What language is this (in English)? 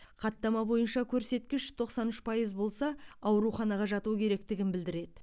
Kazakh